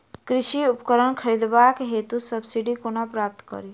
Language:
Maithili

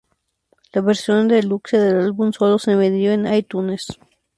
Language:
Spanish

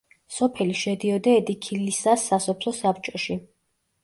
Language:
Georgian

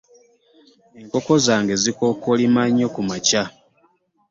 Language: Ganda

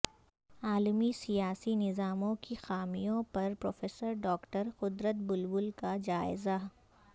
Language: Urdu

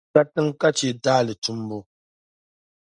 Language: Dagbani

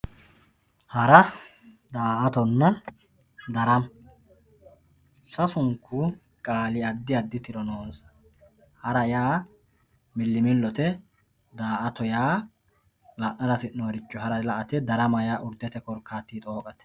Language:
Sidamo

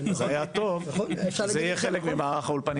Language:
Hebrew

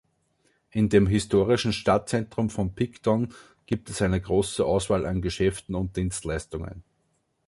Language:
German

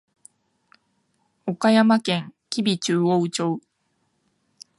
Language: Japanese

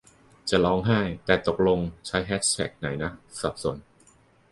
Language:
Thai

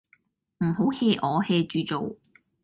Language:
Cantonese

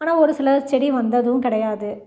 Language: Tamil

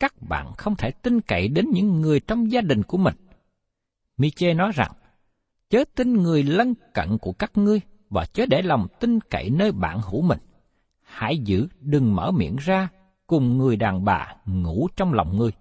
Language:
Vietnamese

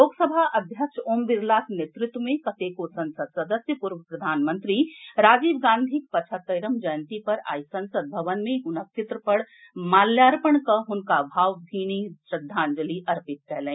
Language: Maithili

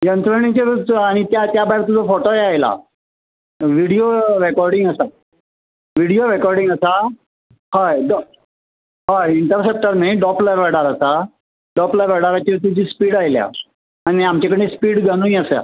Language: Konkani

